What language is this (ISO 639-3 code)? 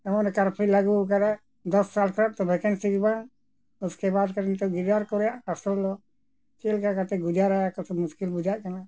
sat